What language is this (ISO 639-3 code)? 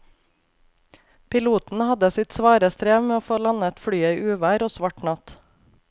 nor